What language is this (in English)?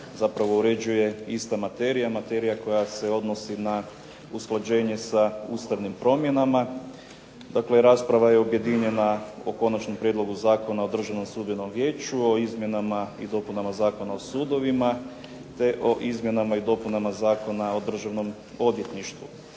Croatian